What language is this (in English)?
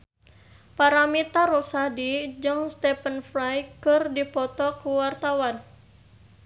Sundanese